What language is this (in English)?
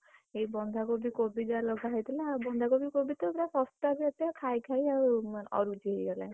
Odia